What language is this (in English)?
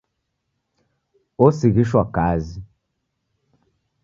Taita